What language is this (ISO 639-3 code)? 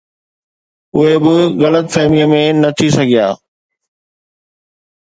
snd